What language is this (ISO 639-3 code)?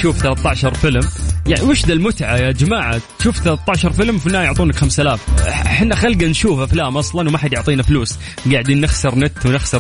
ara